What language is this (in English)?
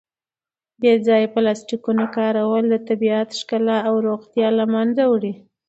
Pashto